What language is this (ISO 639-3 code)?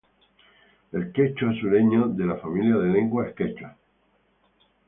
spa